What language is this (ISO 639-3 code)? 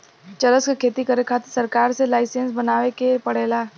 bho